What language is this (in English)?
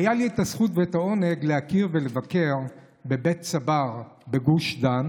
Hebrew